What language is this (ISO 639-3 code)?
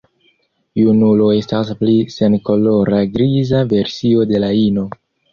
epo